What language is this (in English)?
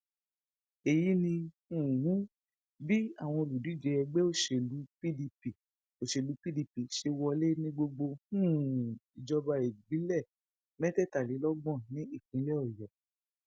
Yoruba